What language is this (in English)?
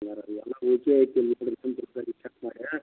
Kannada